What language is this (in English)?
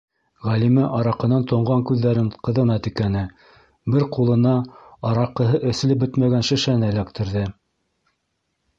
Bashkir